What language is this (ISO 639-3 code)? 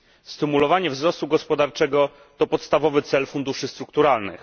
pol